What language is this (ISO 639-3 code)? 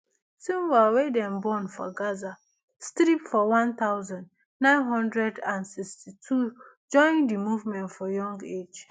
pcm